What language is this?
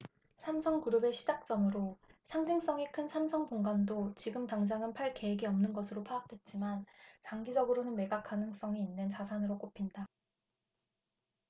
Korean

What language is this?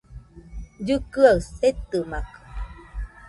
Nüpode Huitoto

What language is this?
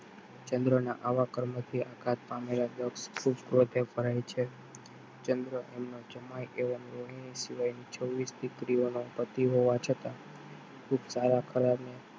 Gujarati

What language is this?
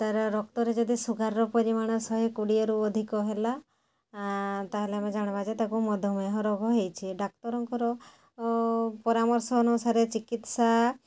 Odia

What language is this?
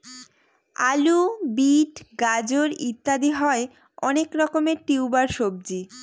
Bangla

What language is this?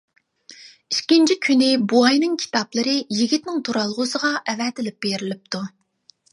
Uyghur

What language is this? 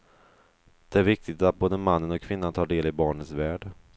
Swedish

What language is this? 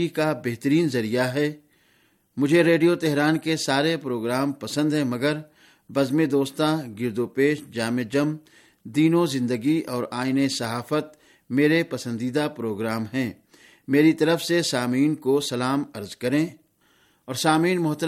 Urdu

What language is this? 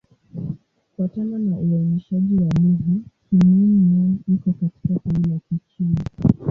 Swahili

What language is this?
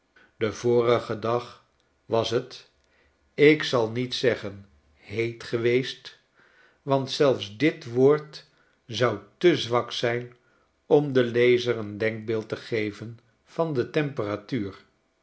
Dutch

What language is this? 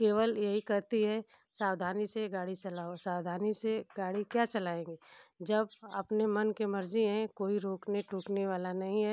Hindi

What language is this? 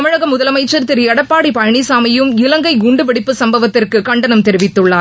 Tamil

